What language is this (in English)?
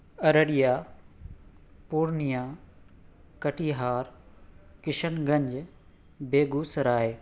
Urdu